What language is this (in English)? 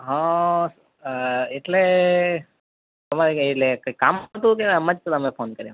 Gujarati